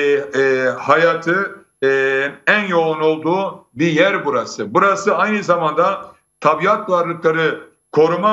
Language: Turkish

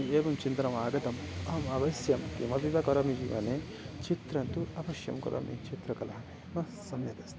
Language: Sanskrit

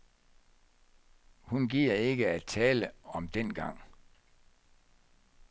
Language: Danish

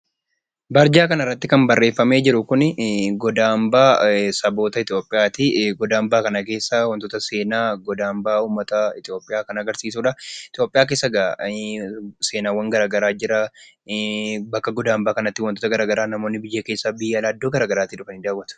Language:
Oromo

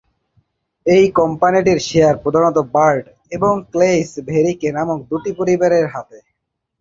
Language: Bangla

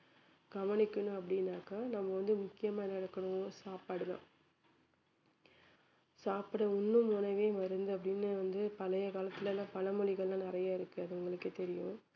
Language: Tamil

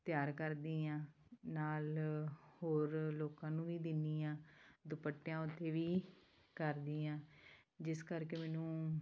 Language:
Punjabi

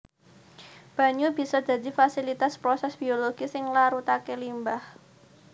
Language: Javanese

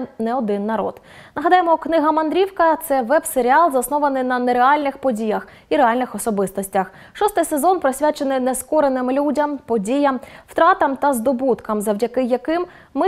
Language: Ukrainian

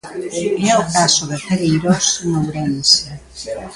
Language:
Galician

